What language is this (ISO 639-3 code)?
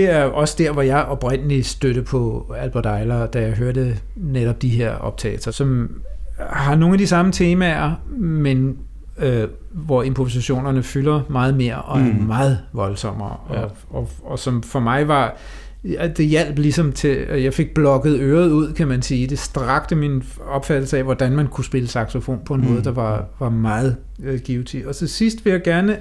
dan